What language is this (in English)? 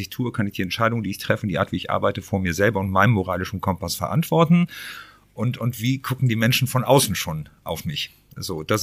German